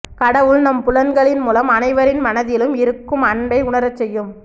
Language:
Tamil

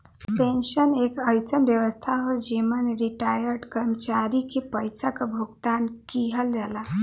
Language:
Bhojpuri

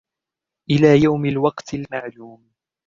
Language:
Arabic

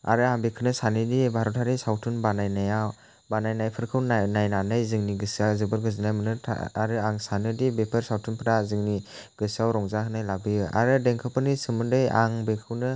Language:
Bodo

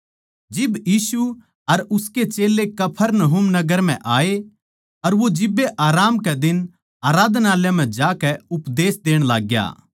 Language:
Haryanvi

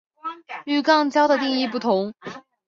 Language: Chinese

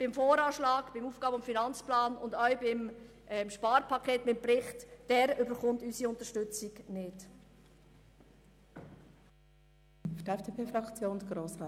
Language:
Swiss German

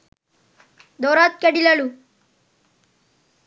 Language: Sinhala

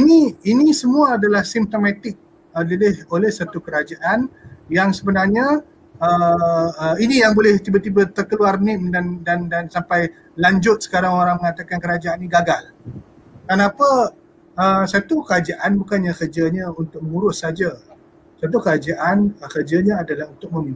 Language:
Malay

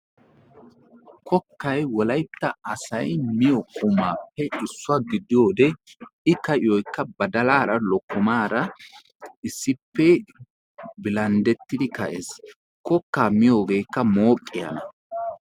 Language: Wolaytta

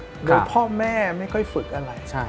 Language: Thai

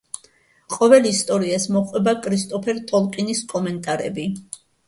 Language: Georgian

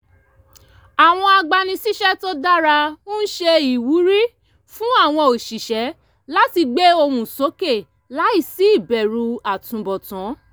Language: Yoruba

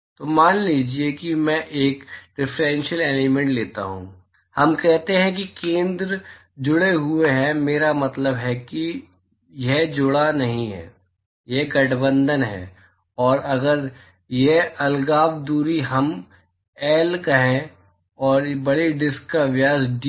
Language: Hindi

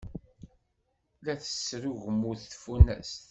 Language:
Kabyle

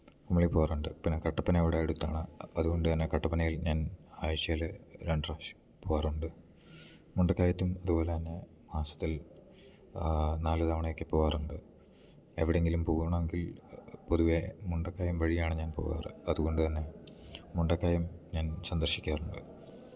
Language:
Malayalam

